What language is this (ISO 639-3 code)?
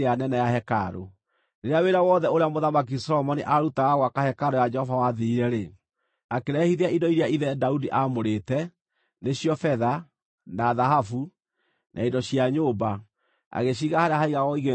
kik